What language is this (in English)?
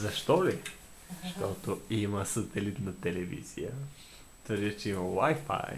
Bulgarian